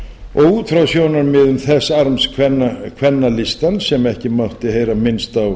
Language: Icelandic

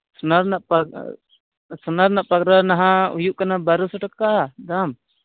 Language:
Santali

